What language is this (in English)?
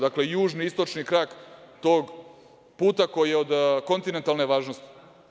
Serbian